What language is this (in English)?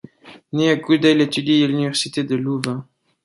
French